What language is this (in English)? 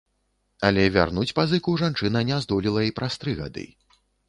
Belarusian